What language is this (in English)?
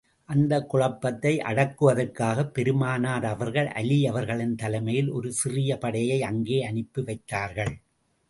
Tamil